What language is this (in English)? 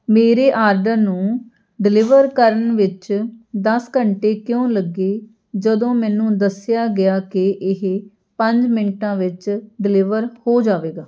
Punjabi